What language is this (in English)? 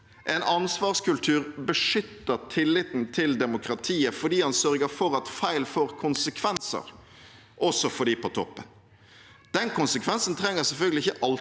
Norwegian